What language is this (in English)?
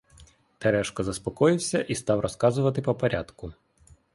Ukrainian